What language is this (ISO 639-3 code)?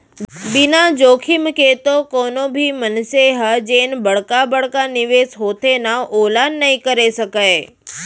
hne